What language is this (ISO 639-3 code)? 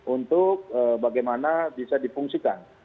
ind